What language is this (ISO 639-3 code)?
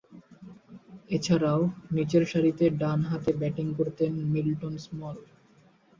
ben